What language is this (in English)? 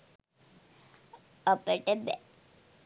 Sinhala